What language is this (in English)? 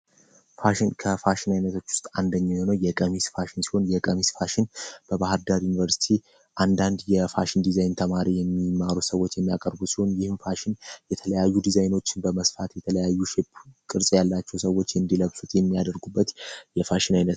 Amharic